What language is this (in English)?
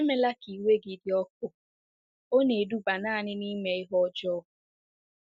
Igbo